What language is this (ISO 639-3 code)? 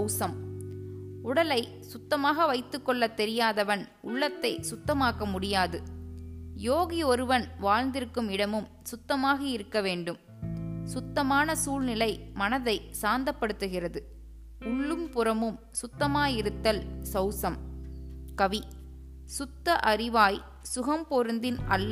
tam